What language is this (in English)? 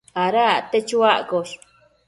Matsés